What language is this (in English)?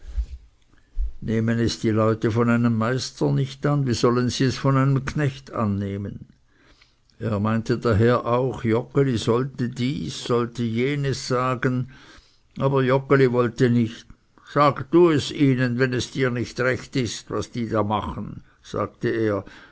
German